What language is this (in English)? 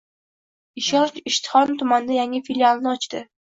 Uzbek